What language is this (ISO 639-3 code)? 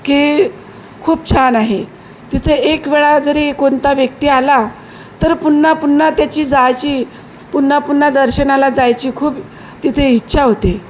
mar